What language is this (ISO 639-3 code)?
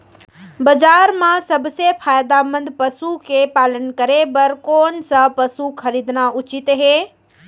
hne